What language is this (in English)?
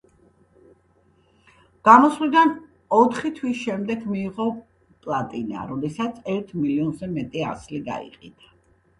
Georgian